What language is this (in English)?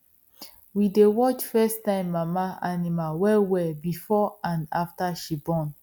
Nigerian Pidgin